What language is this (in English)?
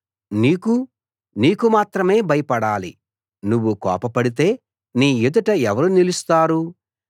Telugu